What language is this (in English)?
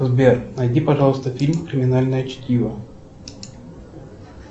Russian